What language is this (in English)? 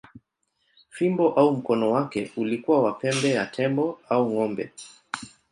Swahili